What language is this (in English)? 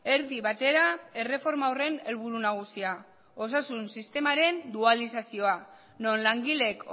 Basque